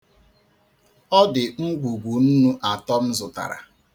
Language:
Igbo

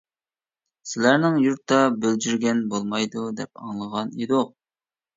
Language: Uyghur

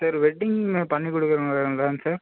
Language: Tamil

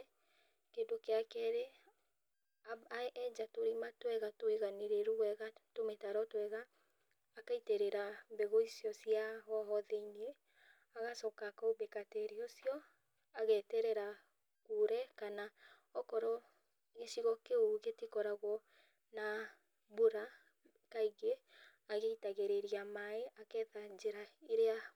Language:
Kikuyu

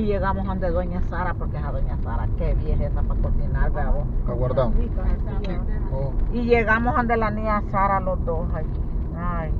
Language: Spanish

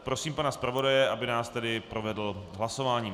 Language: Czech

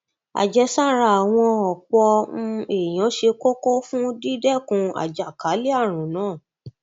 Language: Yoruba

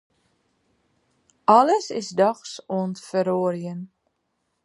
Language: Western Frisian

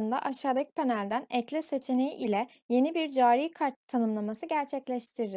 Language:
Turkish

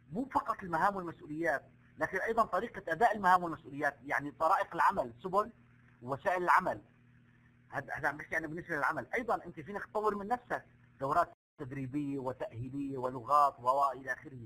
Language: Arabic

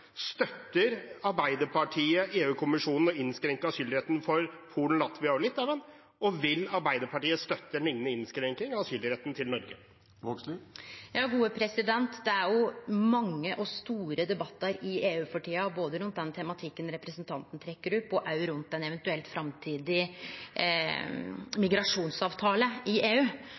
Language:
Norwegian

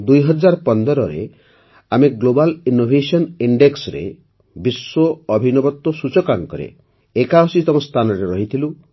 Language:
Odia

